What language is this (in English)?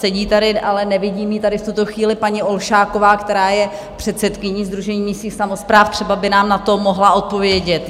Czech